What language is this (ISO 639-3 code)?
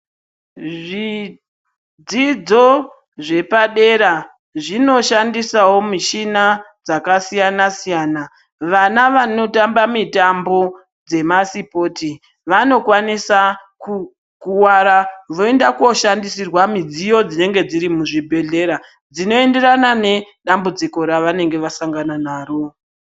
ndc